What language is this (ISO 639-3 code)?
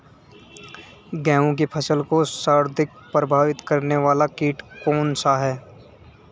hin